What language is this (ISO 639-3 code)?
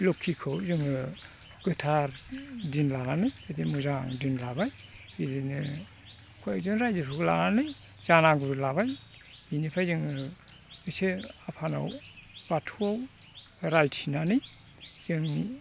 brx